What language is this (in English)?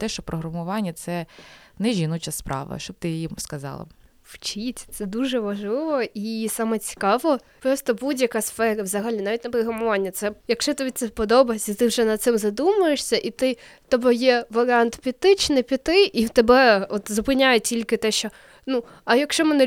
Ukrainian